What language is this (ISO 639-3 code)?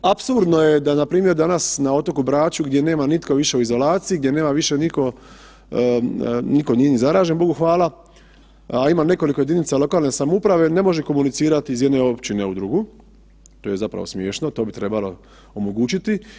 hrv